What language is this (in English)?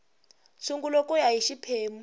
Tsonga